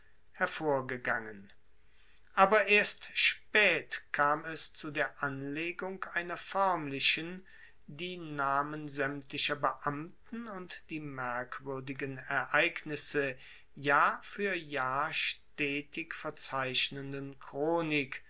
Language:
German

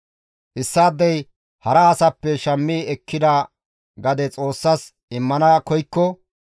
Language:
Gamo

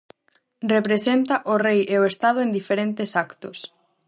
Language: Galician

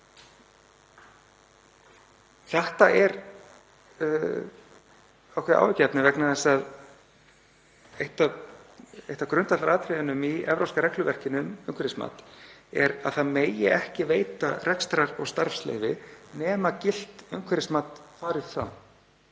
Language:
Icelandic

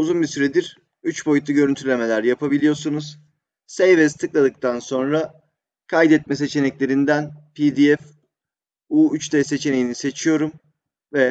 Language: Turkish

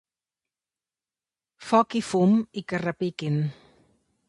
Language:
Catalan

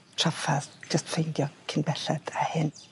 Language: Welsh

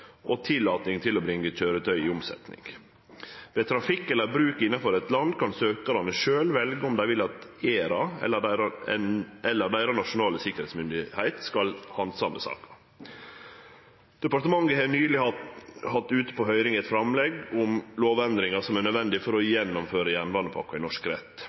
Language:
Norwegian Nynorsk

